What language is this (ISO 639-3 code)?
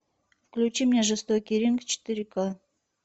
rus